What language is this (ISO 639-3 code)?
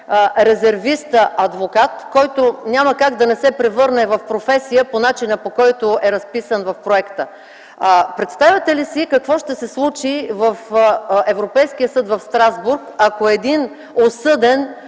bul